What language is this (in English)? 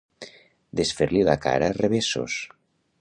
Catalan